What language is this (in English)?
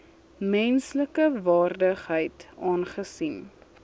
Afrikaans